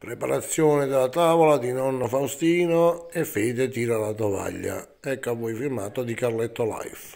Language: Italian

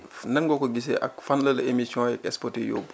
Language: Wolof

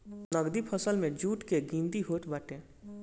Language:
Bhojpuri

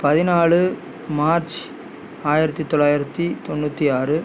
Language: Tamil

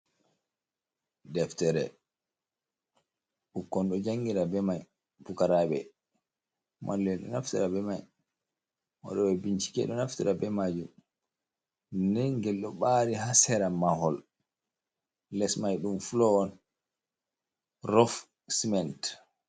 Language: Fula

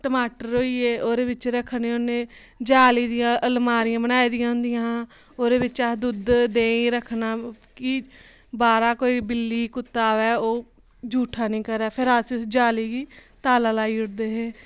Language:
Dogri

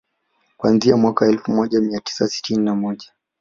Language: Swahili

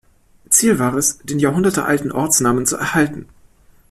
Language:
German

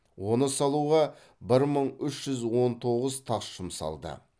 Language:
Kazakh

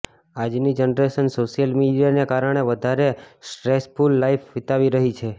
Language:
Gujarati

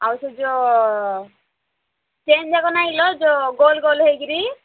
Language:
Odia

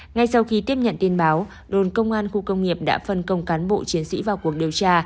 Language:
Vietnamese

